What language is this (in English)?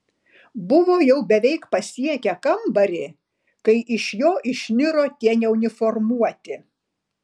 Lithuanian